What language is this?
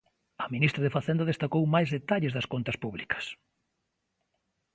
Galician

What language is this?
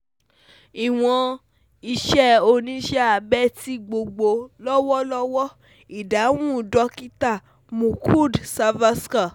Yoruba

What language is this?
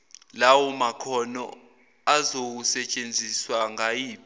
Zulu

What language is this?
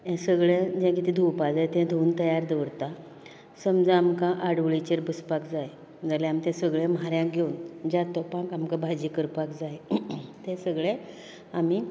Konkani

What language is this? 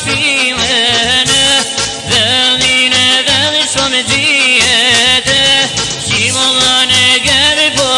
Romanian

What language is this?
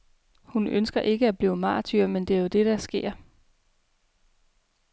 Danish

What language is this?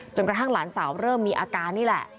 Thai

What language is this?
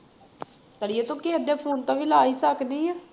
Punjabi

